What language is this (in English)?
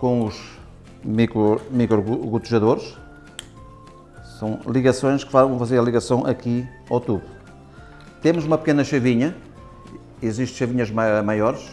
Portuguese